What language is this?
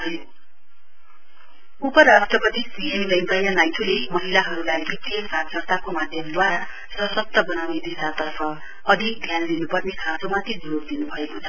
Nepali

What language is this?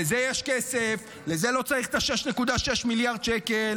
Hebrew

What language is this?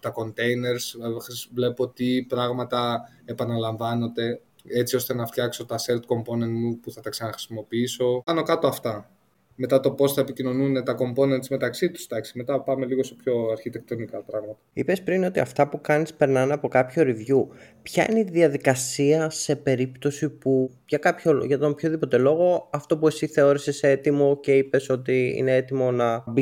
Greek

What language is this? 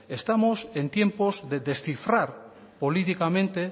Spanish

